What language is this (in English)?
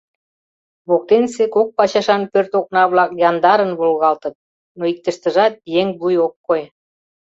Mari